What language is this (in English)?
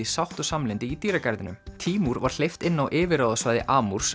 Icelandic